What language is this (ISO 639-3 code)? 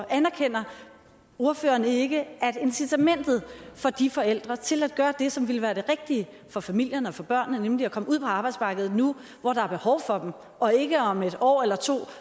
dan